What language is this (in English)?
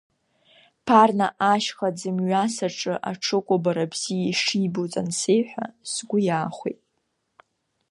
Abkhazian